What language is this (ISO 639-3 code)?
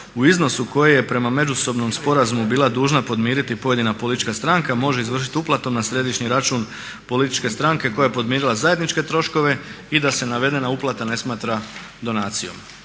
hrv